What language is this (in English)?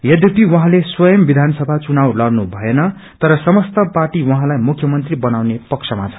Nepali